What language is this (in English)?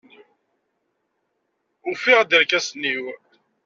Kabyle